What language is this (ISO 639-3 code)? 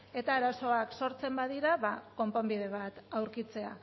eus